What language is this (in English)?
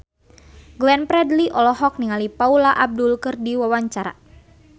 Sundanese